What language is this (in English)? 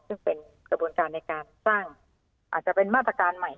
Thai